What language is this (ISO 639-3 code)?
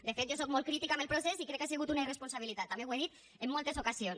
cat